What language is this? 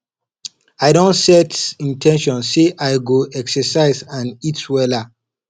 Nigerian Pidgin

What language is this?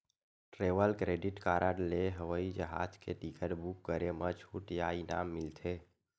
Chhattisgarhi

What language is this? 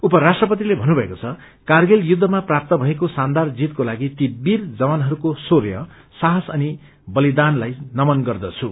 Nepali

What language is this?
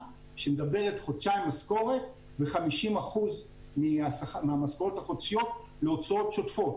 Hebrew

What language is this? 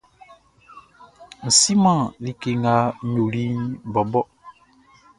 Baoulé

